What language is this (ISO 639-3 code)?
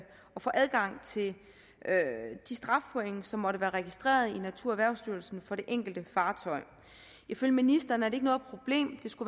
dan